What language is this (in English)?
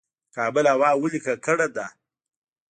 Pashto